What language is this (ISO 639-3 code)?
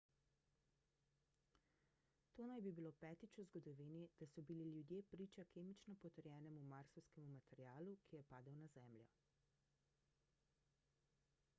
slv